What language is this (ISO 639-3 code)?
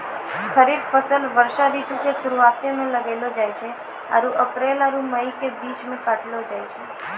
mai